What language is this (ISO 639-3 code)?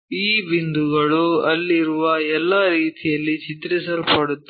kan